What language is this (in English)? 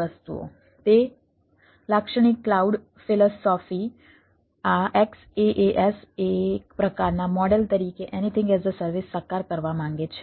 Gujarati